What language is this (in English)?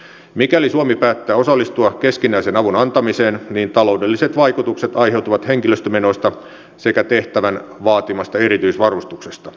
Finnish